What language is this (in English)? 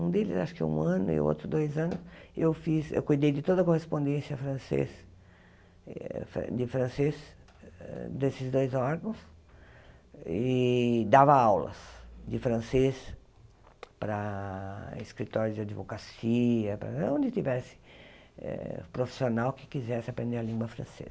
Portuguese